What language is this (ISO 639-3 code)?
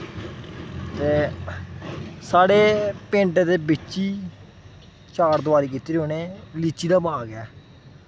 doi